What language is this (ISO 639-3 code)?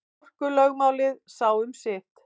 isl